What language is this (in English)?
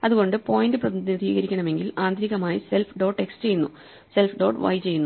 Malayalam